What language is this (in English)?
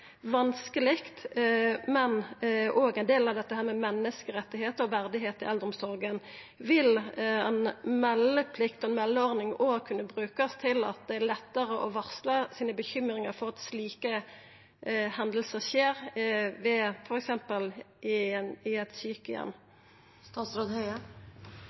Norwegian Nynorsk